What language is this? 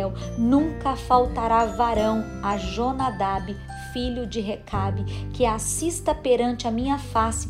Portuguese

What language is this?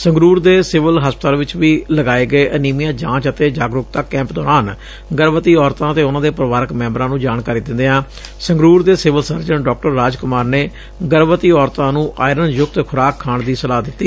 Punjabi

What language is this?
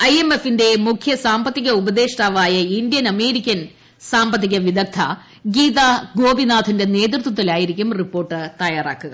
Malayalam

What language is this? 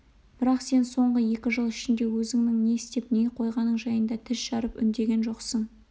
Kazakh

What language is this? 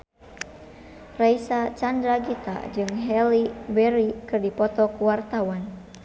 Sundanese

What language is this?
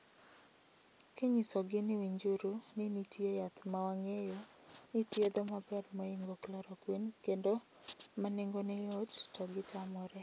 Luo (Kenya and Tanzania)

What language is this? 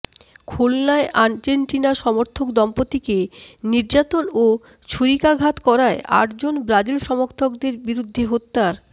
Bangla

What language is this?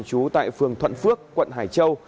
Vietnamese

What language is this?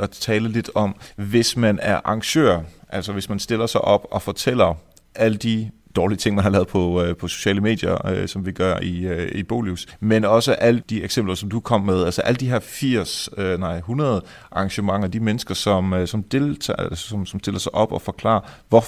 Danish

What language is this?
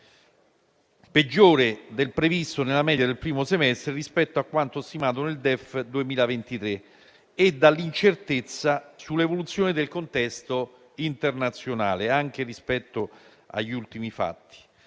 Italian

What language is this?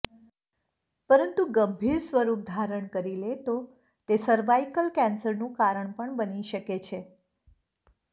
Gujarati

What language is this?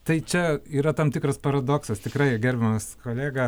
Lithuanian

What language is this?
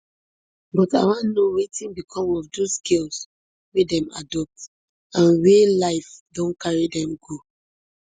Nigerian Pidgin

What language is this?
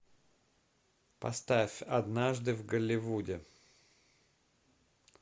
Russian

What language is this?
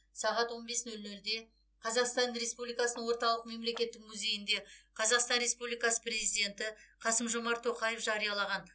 Kazakh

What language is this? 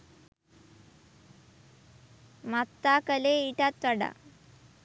Sinhala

